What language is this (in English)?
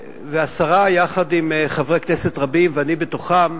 Hebrew